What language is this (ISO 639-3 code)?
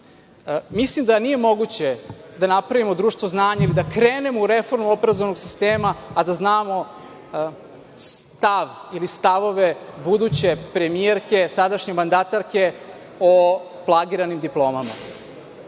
srp